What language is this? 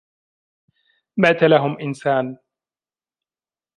Arabic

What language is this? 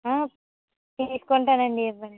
Telugu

